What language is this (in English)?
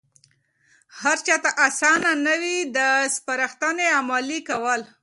Pashto